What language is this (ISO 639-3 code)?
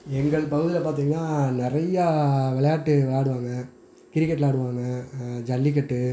tam